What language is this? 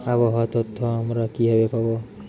Bangla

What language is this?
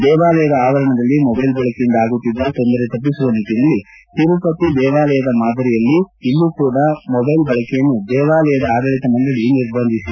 Kannada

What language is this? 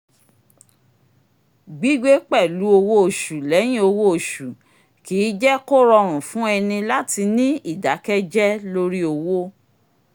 Yoruba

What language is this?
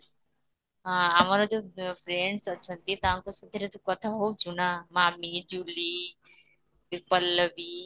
Odia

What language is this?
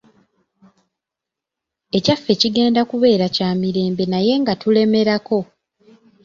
Ganda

